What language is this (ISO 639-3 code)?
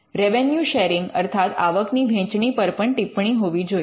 guj